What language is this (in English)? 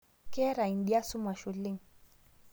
Masai